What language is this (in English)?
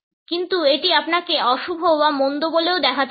Bangla